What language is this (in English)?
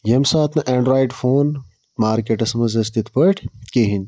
Kashmiri